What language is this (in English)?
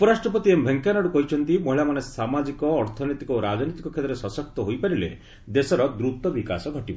Odia